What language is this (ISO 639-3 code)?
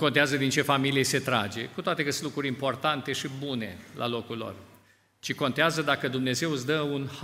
ron